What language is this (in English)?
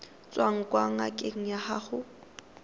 Tswana